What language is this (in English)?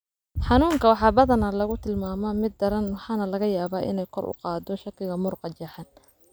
Somali